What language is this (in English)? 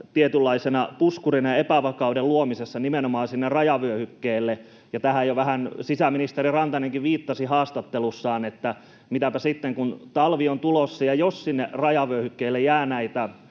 Finnish